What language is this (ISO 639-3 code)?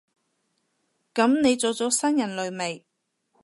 yue